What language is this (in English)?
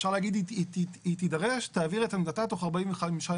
Hebrew